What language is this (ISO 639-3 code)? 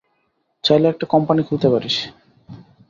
ben